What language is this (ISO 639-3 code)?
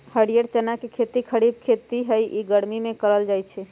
mag